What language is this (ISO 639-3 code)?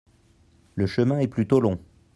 fra